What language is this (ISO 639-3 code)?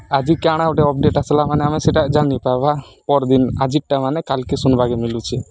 ori